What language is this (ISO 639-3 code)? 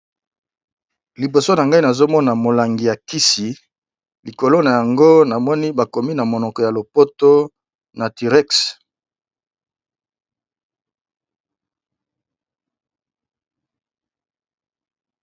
lin